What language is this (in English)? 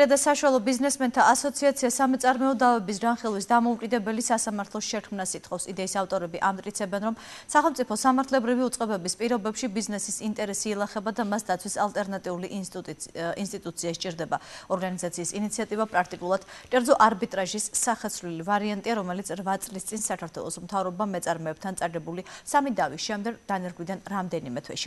Romanian